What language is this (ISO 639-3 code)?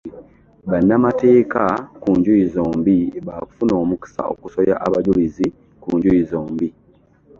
lug